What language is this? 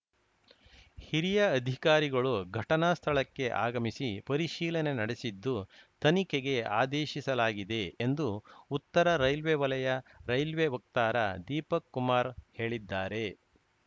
Kannada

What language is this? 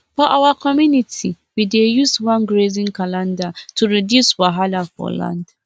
Nigerian Pidgin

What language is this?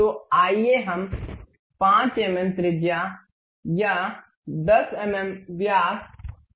Hindi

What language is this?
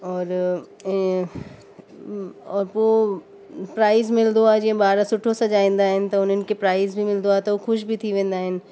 Sindhi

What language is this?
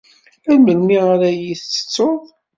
Kabyle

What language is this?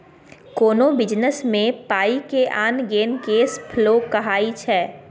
Maithili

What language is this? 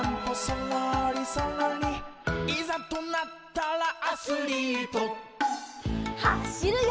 Japanese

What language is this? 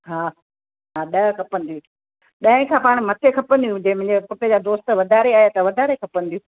Sindhi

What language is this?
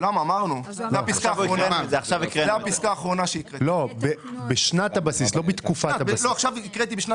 Hebrew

